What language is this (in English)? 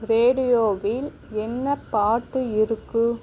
Tamil